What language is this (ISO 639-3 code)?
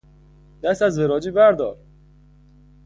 fas